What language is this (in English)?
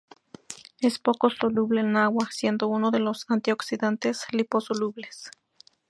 Spanish